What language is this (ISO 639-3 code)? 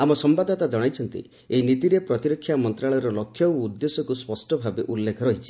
ori